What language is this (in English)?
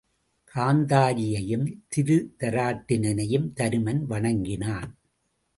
Tamil